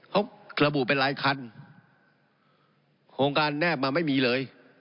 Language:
Thai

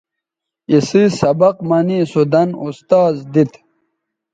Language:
Bateri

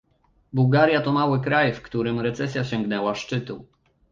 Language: Polish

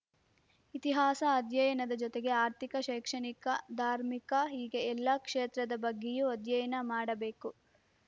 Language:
Kannada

